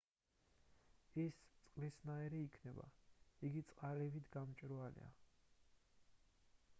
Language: Georgian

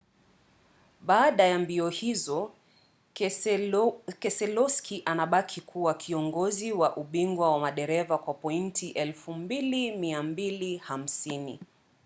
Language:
Swahili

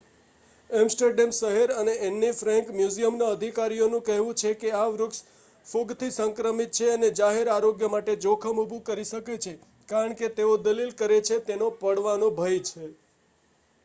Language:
Gujarati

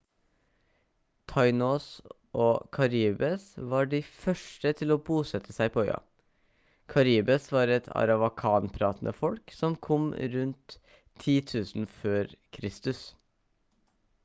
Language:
Norwegian Bokmål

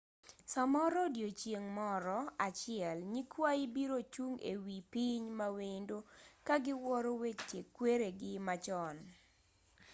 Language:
Luo (Kenya and Tanzania)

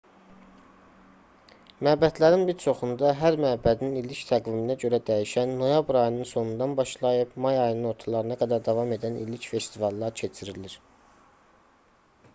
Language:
Azerbaijani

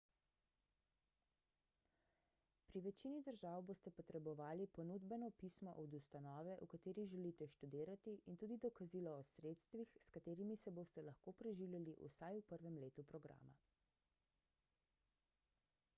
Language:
Slovenian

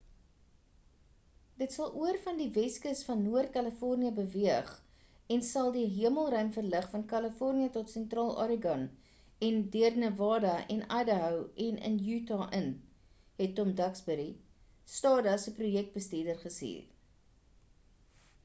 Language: Afrikaans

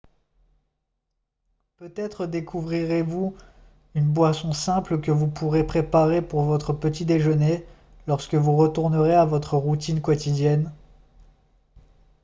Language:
French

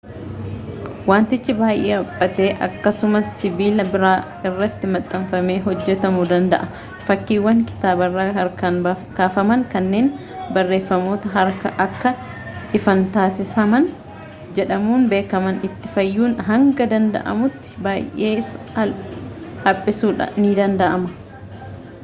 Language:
Oromo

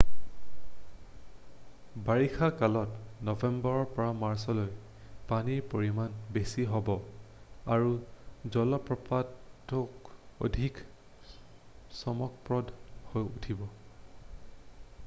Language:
Assamese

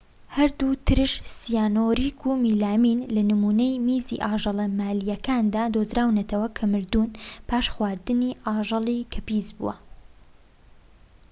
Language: Central Kurdish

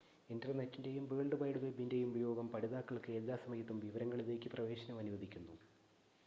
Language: Malayalam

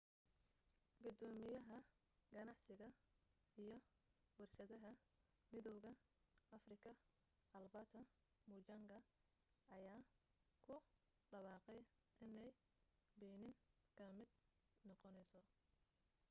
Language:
Somali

